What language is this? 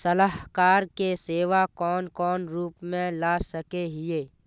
Magahi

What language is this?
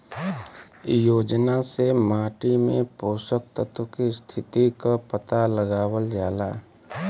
Bhojpuri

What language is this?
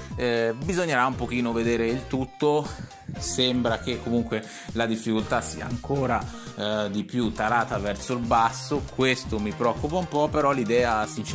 Italian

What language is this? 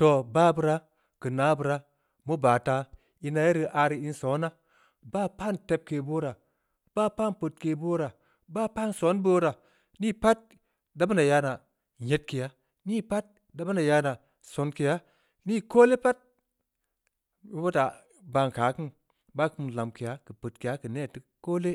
Samba Leko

